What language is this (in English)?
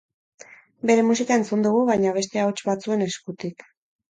Basque